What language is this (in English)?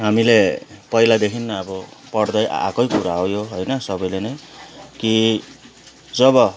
Nepali